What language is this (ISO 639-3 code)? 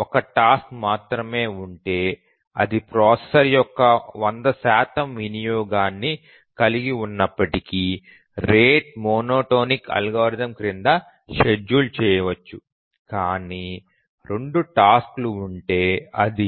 tel